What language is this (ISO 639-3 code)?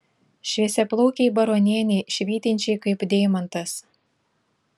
lit